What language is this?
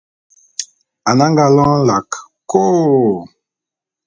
Bulu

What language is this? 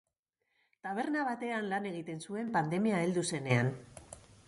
Basque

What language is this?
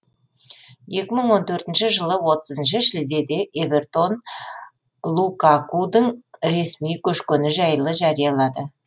Kazakh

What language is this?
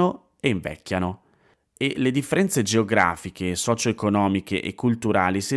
Italian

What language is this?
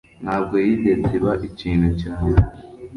Kinyarwanda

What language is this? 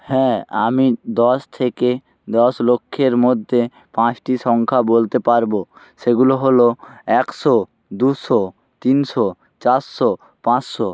Bangla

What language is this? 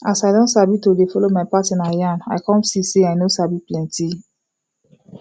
Nigerian Pidgin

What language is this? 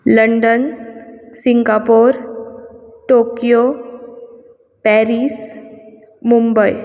Konkani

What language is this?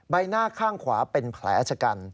Thai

